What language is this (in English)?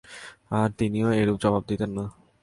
Bangla